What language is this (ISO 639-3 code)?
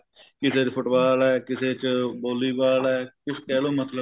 pan